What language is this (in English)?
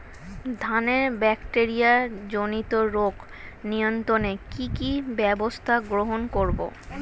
Bangla